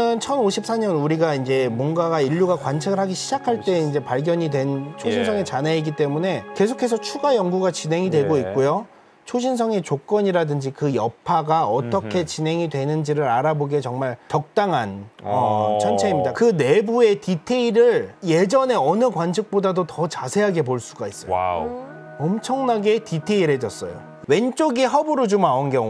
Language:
Korean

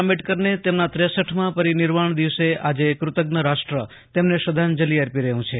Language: Gujarati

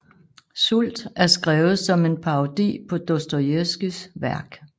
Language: Danish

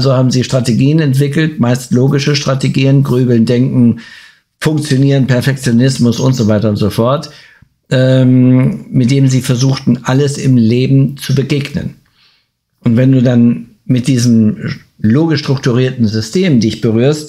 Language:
German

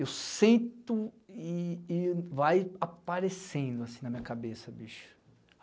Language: Portuguese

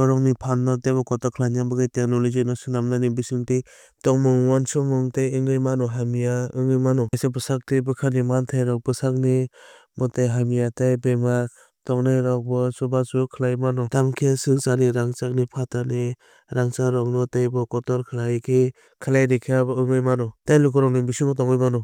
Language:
Kok Borok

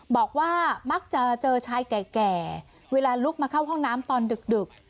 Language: Thai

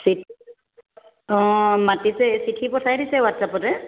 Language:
Assamese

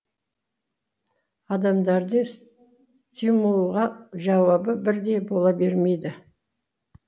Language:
Kazakh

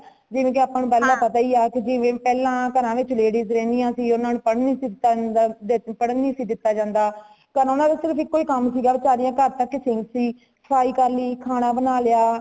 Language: Punjabi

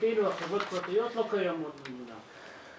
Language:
Hebrew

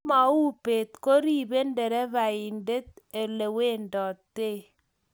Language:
Kalenjin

